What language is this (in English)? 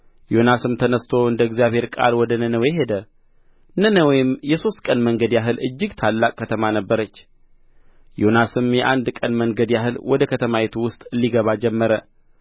Amharic